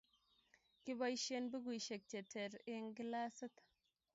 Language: Kalenjin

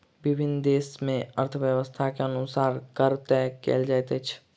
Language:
Maithili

